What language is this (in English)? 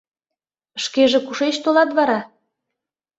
Mari